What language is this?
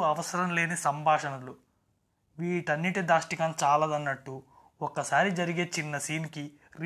Telugu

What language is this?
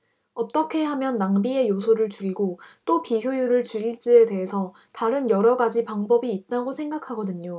Korean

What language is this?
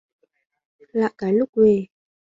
Vietnamese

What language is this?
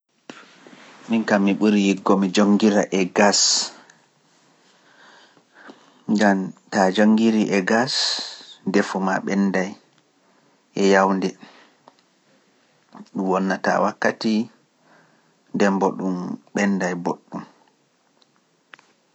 Pular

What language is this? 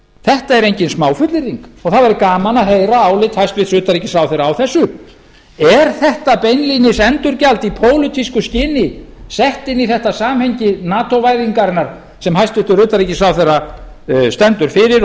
Icelandic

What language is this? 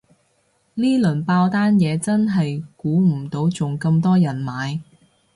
Cantonese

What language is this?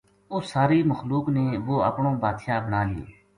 Gujari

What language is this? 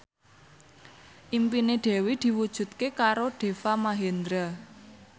Javanese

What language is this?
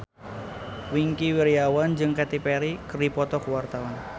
Sundanese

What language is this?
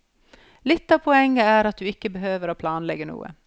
Norwegian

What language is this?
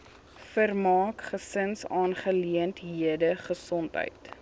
Afrikaans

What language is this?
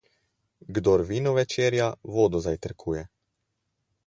Slovenian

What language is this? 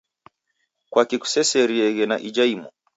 Taita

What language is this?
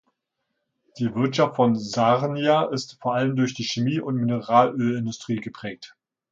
German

